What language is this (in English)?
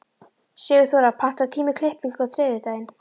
Icelandic